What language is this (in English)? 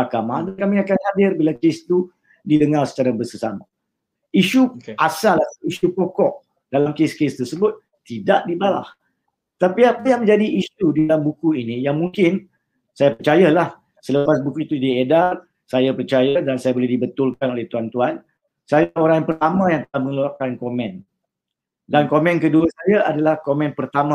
Malay